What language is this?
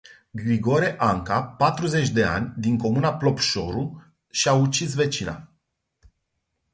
Romanian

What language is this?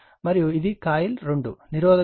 Telugu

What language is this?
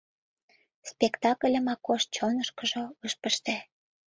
Mari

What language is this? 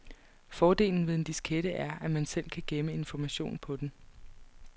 Danish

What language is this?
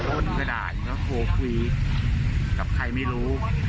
Thai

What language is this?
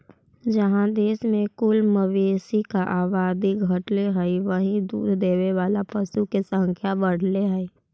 Magahi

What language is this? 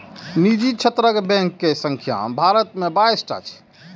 Maithili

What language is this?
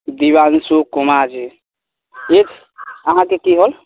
Maithili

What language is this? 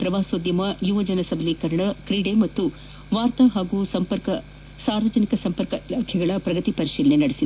Kannada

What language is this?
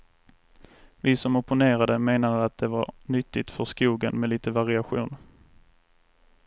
Swedish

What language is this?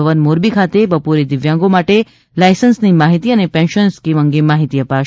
Gujarati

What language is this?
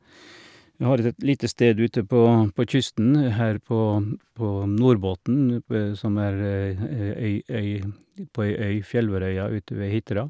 Norwegian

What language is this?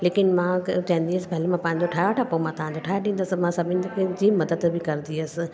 Sindhi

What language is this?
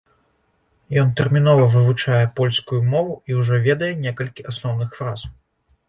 Belarusian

